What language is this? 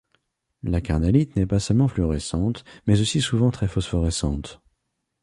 French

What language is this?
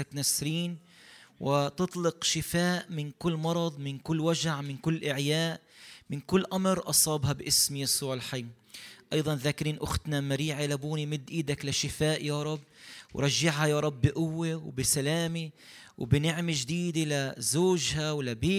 Arabic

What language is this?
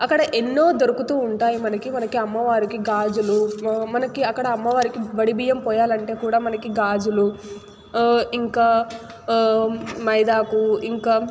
Telugu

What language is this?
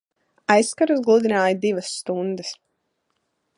Latvian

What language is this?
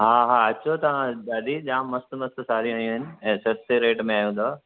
Sindhi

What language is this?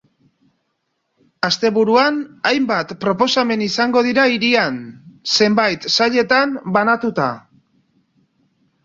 Basque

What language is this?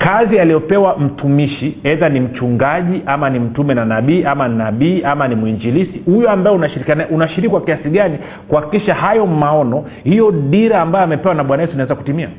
Swahili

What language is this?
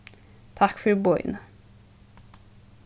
Faroese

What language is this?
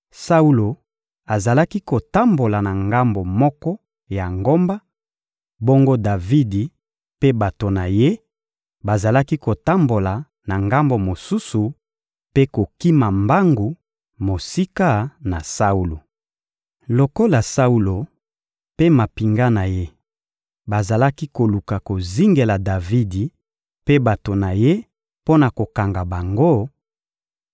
Lingala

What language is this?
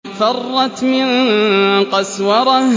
Arabic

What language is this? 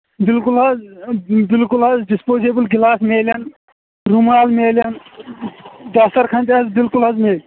Kashmiri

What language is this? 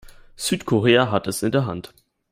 German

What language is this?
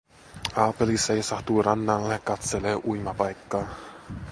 Finnish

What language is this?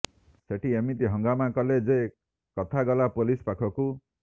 Odia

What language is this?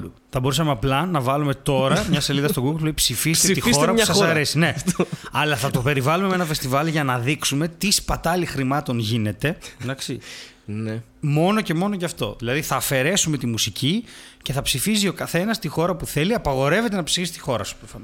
Greek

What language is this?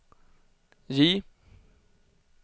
Swedish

